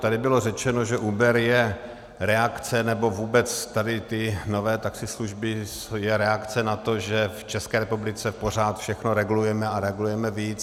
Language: Czech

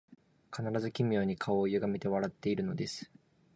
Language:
Japanese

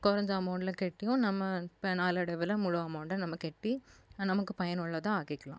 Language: Tamil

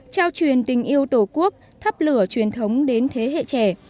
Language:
Vietnamese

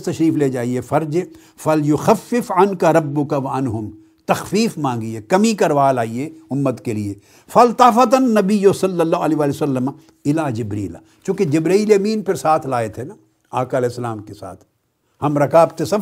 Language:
Urdu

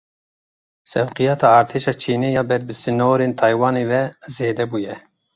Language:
Kurdish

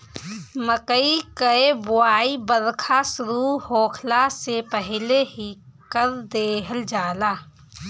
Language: Bhojpuri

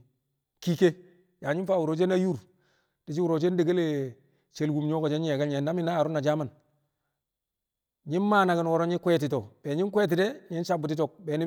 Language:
Kamo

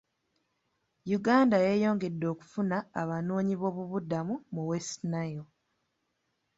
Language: Ganda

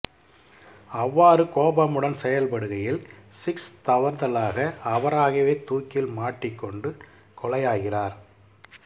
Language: Tamil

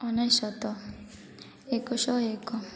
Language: Odia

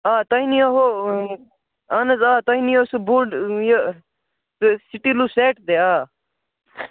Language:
Kashmiri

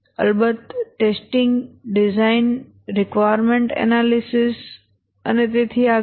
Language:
Gujarati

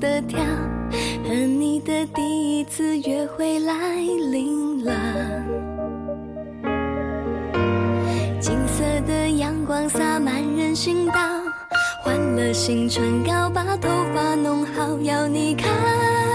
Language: Chinese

